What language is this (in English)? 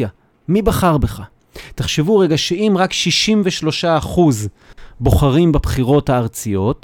Hebrew